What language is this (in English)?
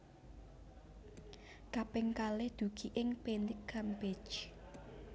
Javanese